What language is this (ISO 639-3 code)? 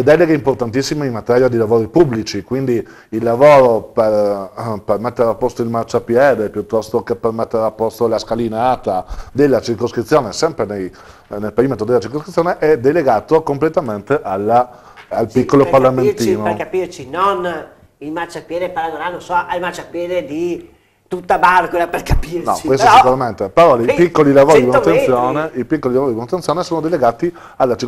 ita